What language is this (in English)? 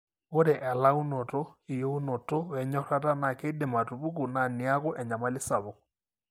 Masai